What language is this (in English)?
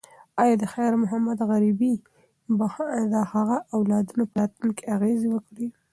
Pashto